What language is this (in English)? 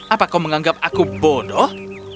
Indonesian